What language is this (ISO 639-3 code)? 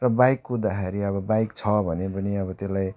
nep